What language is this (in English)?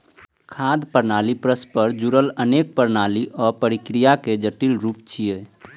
Maithili